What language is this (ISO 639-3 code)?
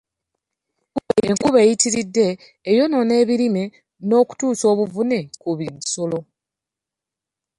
lug